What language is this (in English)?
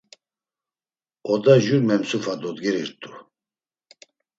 Laz